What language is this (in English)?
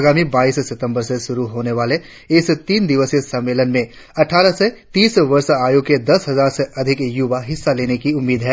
Hindi